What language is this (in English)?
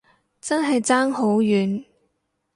Cantonese